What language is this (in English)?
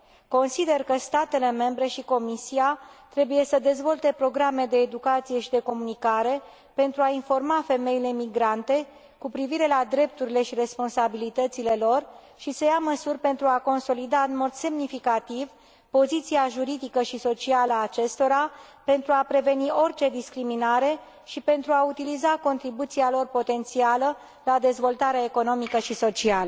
Romanian